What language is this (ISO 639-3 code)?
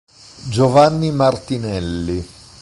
ita